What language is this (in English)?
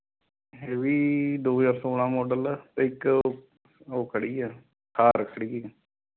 Punjabi